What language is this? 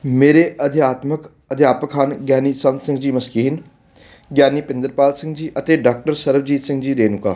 Punjabi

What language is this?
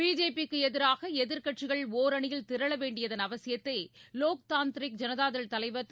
Tamil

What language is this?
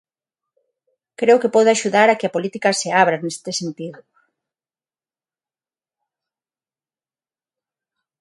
Galician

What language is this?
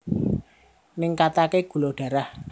Javanese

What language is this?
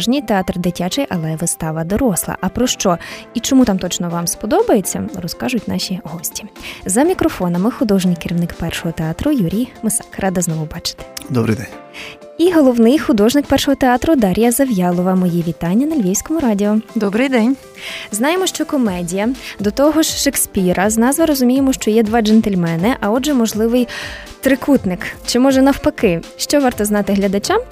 Ukrainian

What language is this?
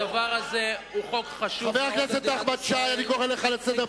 Hebrew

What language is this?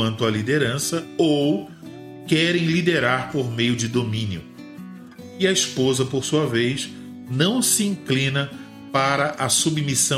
Portuguese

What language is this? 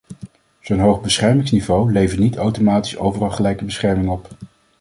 Dutch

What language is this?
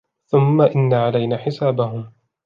Arabic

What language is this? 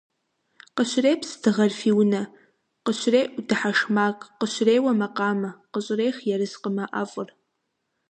Kabardian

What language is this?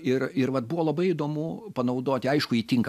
Lithuanian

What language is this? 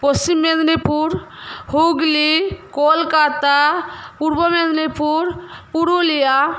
Bangla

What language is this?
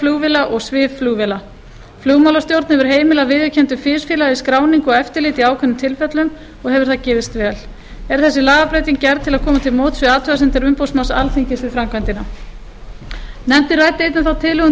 Icelandic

